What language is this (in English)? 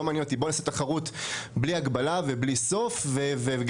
Hebrew